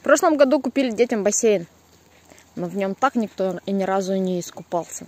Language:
Russian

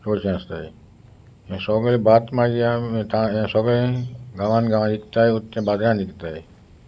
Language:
Konkani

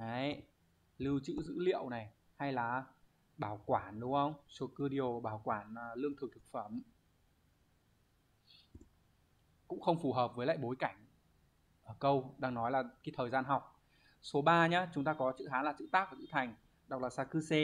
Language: Vietnamese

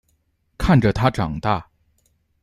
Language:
Chinese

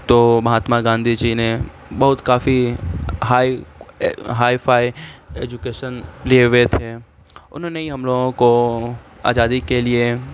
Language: Urdu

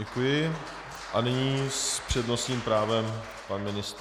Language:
Czech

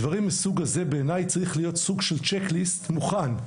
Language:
Hebrew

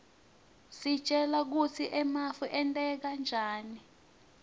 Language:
Swati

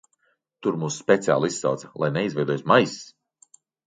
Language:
Latvian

